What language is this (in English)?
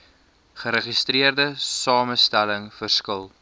Afrikaans